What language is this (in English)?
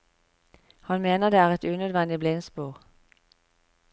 Norwegian